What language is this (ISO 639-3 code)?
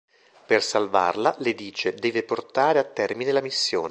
ita